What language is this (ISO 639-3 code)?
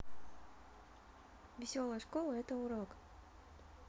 rus